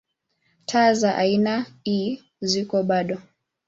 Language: Swahili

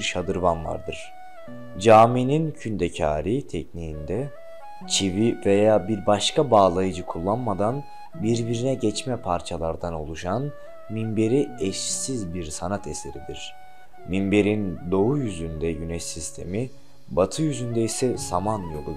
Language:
Turkish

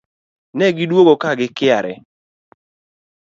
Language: Luo (Kenya and Tanzania)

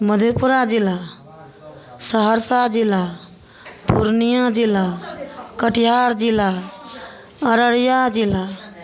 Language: Maithili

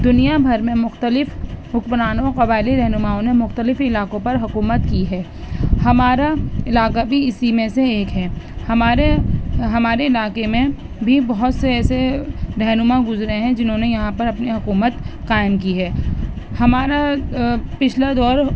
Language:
Urdu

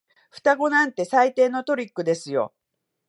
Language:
Japanese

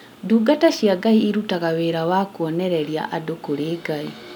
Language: Kikuyu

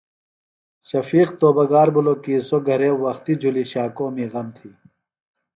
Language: Phalura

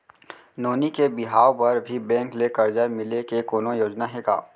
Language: Chhattisgarhi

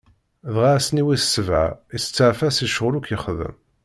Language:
Kabyle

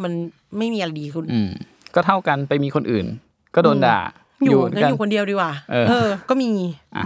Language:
Thai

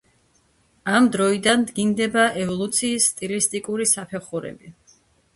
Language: Georgian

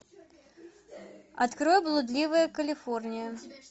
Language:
Russian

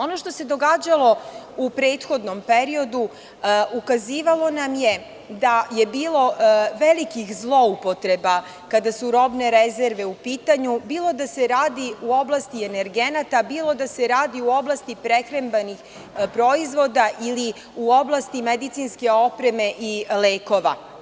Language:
Serbian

